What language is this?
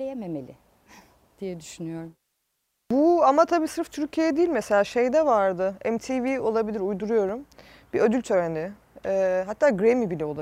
Turkish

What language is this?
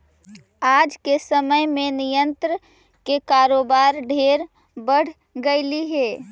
Magahi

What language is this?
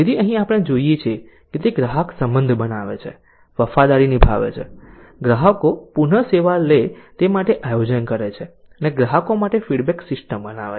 Gujarati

